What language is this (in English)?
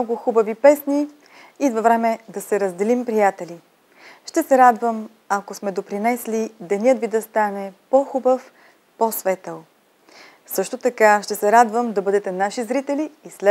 Bulgarian